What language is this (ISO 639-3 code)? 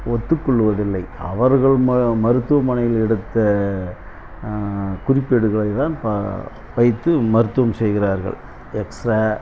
tam